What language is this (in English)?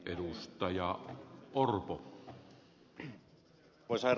Finnish